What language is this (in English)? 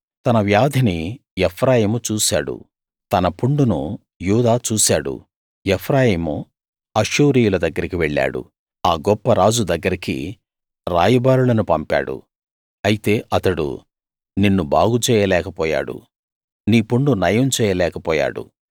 Telugu